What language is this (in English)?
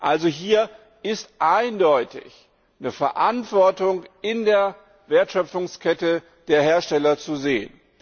German